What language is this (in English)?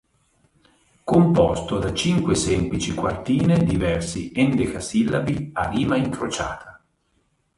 Italian